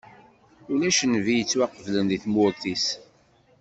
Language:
Kabyle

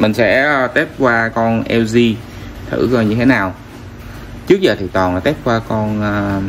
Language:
Vietnamese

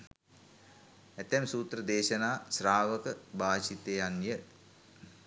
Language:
Sinhala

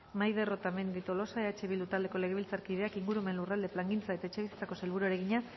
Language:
Basque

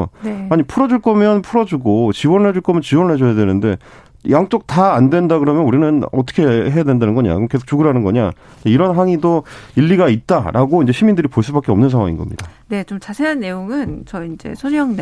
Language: Korean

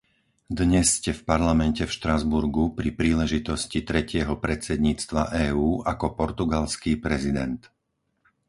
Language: Slovak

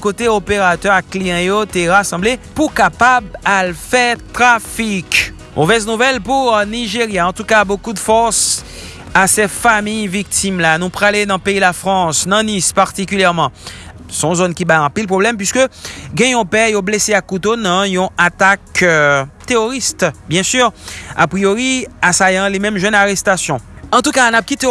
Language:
French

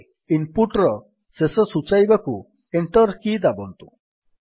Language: Odia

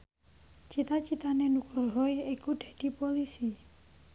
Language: Javanese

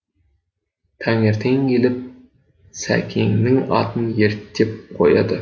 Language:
Kazakh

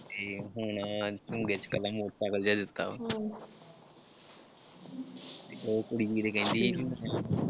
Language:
Punjabi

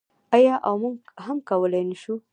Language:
Pashto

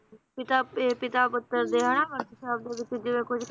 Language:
Punjabi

